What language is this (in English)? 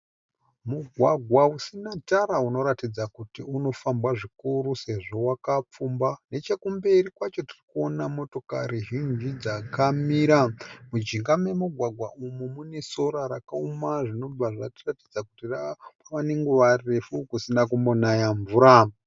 Shona